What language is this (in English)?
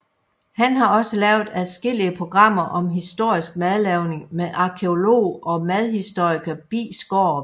Danish